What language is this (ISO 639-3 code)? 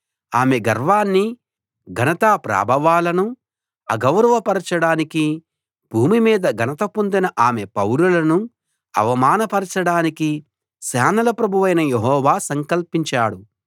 tel